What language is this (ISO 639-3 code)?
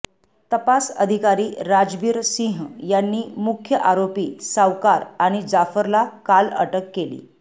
mar